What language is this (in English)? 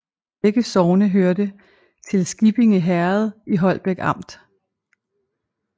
Danish